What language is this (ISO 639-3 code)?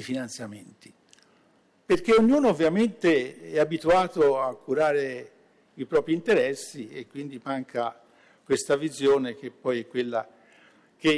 ita